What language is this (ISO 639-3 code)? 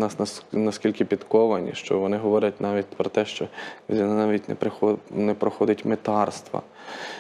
ukr